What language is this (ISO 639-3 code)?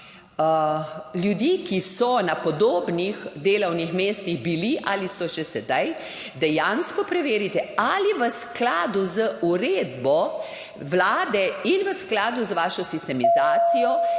slv